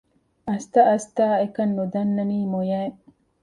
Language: Divehi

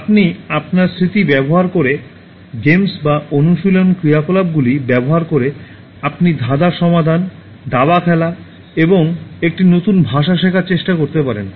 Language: Bangla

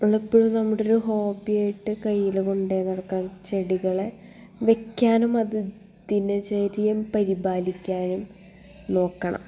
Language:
Malayalam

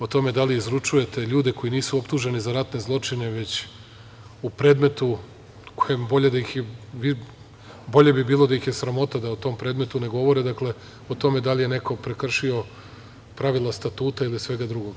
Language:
Serbian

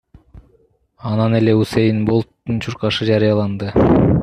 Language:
Kyrgyz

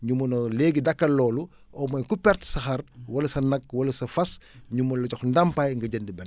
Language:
Wolof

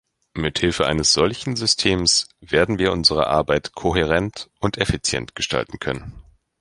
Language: German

